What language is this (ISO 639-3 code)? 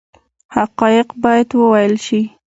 pus